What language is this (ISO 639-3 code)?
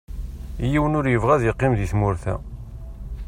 kab